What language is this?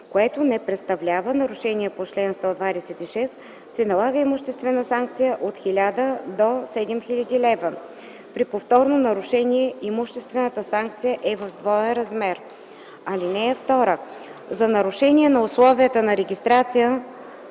Bulgarian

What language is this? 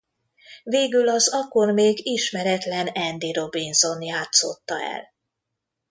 Hungarian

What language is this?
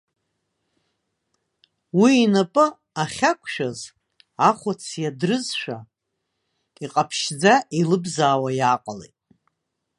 Abkhazian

